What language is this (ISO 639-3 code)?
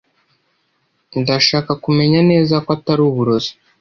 kin